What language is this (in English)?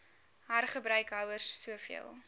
Afrikaans